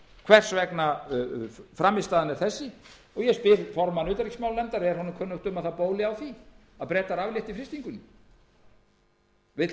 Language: Icelandic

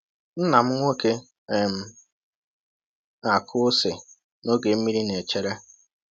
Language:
Igbo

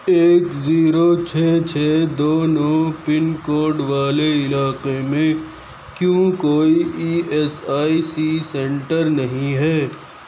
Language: Urdu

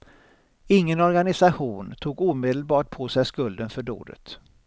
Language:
Swedish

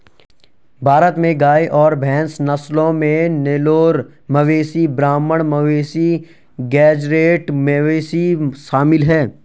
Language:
Hindi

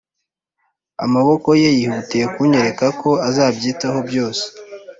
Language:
Kinyarwanda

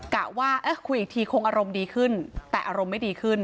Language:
Thai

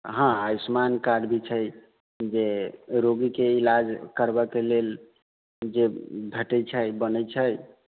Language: Maithili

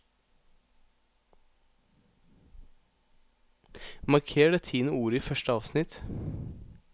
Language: Norwegian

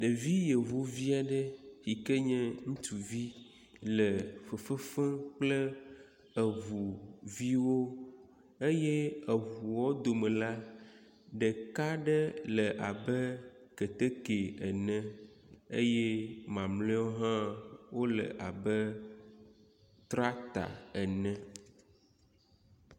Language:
Ewe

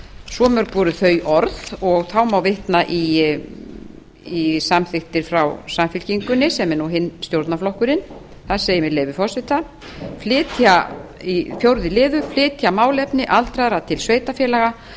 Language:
Icelandic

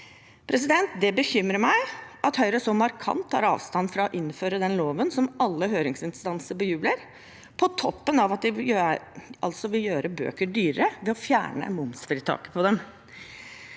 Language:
Norwegian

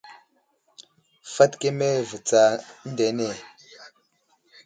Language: Wuzlam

